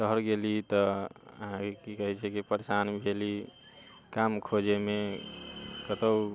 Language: Maithili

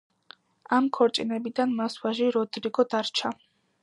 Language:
Georgian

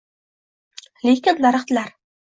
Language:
Uzbek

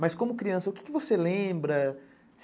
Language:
Portuguese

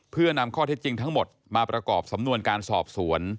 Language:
Thai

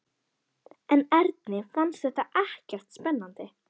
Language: Icelandic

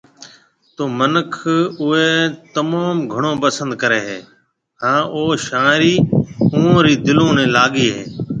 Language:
Marwari (Pakistan)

